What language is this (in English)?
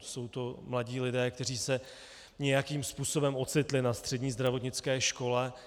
Czech